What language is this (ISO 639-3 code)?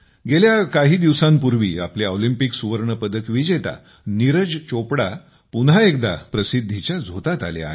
mar